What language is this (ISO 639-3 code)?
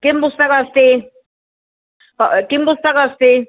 san